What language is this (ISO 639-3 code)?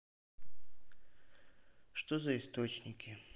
rus